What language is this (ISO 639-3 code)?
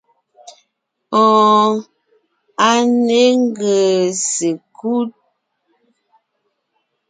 nnh